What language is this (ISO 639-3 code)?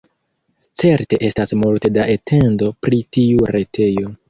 epo